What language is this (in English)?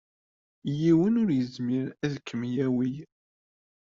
Kabyle